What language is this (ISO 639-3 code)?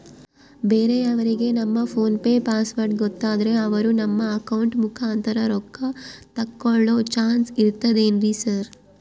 kan